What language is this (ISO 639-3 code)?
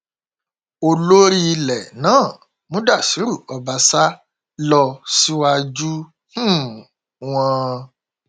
yor